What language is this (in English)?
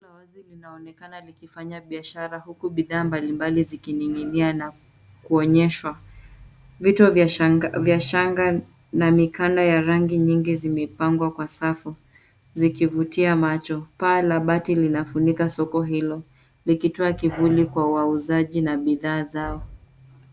Swahili